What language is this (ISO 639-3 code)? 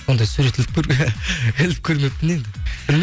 kaz